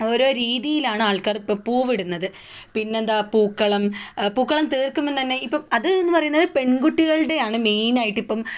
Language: Malayalam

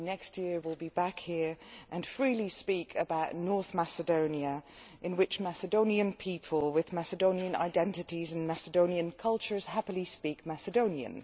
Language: English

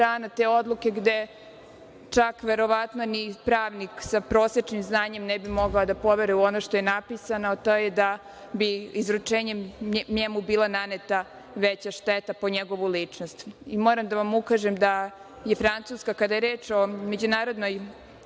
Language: Serbian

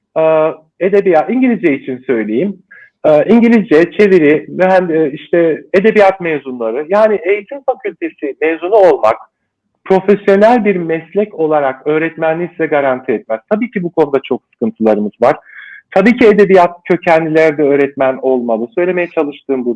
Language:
Turkish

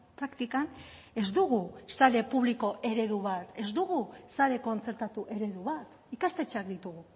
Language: Basque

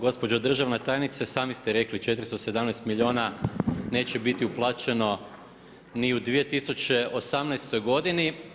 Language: Croatian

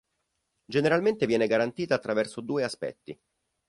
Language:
Italian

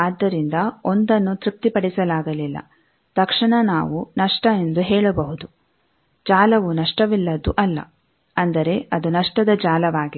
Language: Kannada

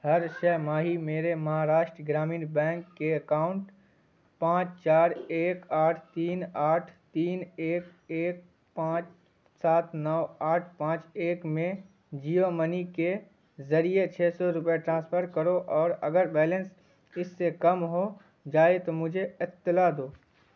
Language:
Urdu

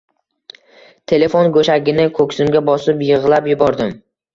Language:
Uzbek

